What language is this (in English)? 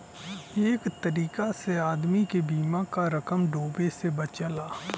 Bhojpuri